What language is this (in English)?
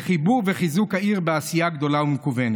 Hebrew